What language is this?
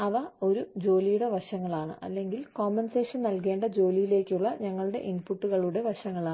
Malayalam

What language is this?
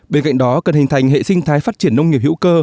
Vietnamese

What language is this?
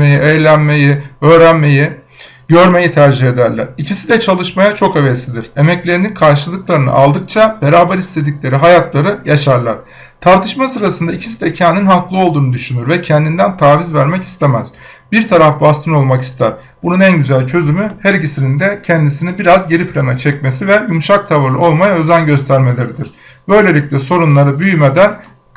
Turkish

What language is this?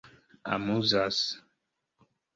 Esperanto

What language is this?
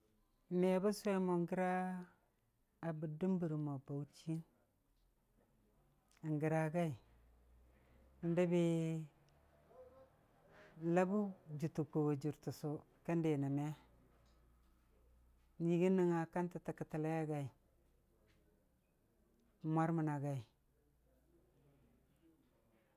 Dijim-Bwilim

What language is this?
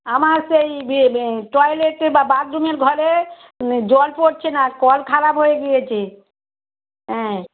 Bangla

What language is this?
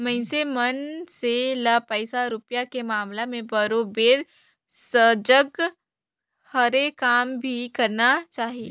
Chhattisgarhi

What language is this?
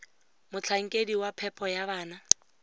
Tswana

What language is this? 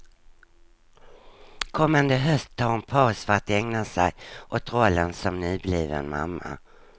Swedish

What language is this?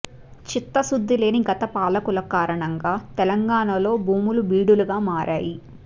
Telugu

